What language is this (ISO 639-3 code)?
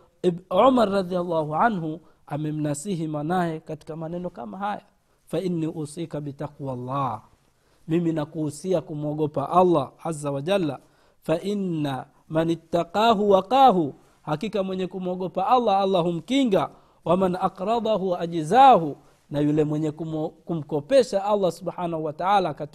swa